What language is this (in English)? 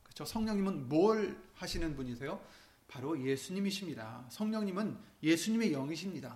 Korean